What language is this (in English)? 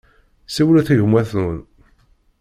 Kabyle